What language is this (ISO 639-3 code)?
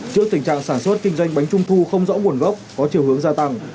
vie